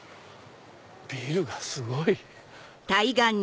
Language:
Japanese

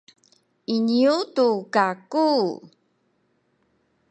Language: Sakizaya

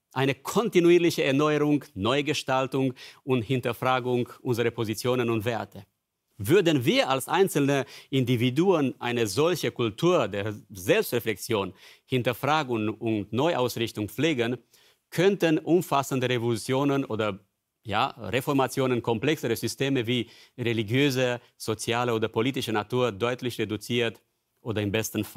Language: German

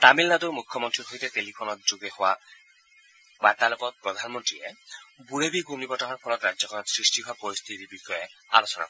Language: Assamese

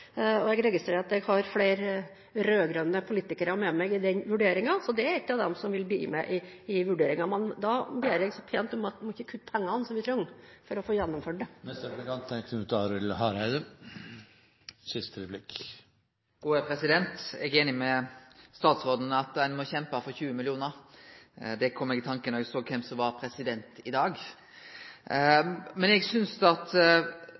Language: Norwegian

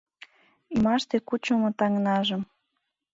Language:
Mari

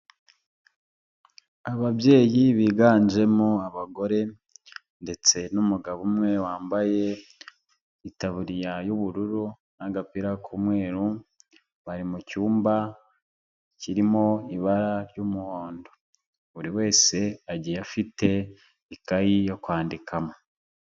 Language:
Kinyarwanda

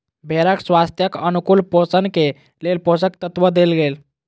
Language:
Maithili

